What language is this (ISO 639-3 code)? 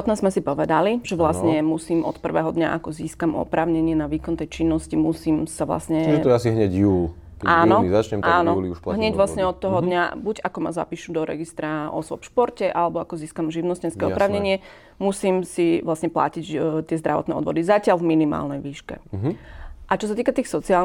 slk